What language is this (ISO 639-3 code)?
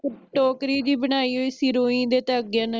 pan